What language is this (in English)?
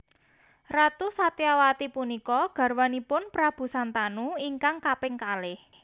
Javanese